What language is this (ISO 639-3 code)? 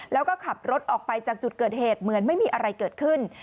tha